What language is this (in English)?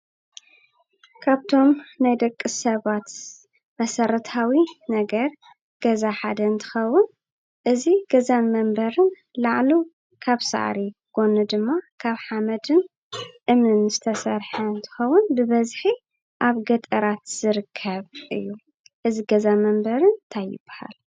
Tigrinya